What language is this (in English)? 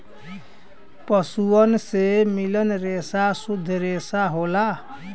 Bhojpuri